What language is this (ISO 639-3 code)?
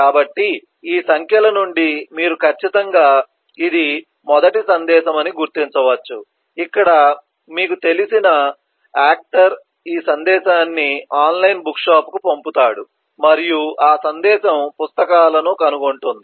tel